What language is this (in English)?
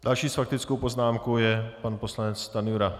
Czech